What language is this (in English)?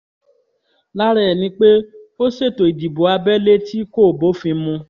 Yoruba